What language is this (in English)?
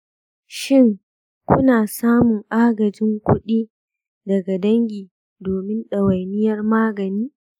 Hausa